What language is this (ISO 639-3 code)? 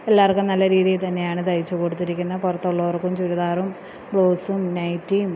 mal